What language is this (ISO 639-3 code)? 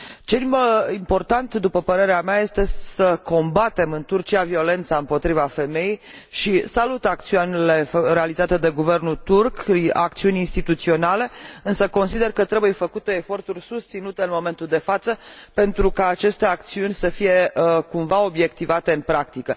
ron